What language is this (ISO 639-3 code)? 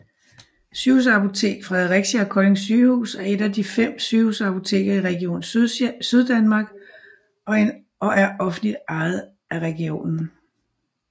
dan